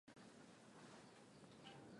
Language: Swahili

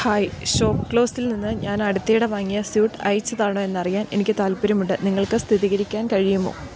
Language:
Malayalam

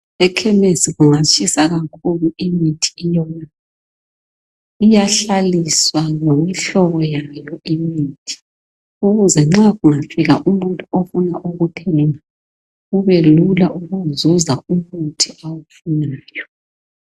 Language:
North Ndebele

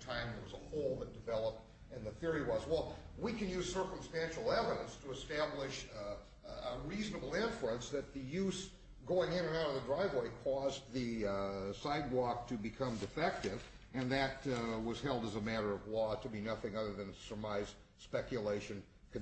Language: English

